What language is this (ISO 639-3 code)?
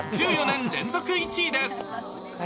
jpn